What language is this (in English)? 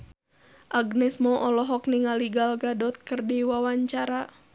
Sundanese